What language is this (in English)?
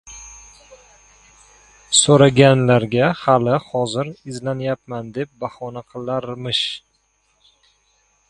Uzbek